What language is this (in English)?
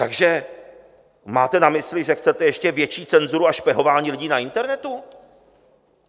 Czech